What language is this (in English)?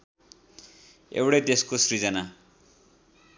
Nepali